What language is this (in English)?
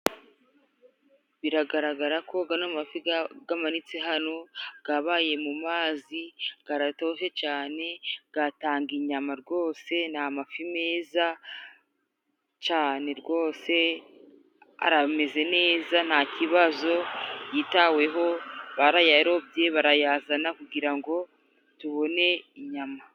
Kinyarwanda